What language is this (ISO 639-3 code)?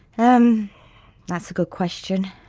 eng